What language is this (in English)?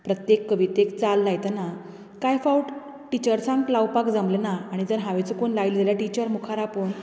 Konkani